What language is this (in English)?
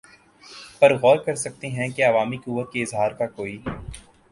Urdu